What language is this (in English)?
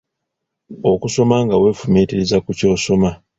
Ganda